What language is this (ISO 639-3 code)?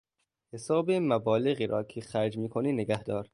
fas